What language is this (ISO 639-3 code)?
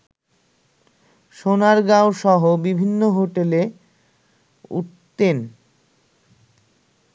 ben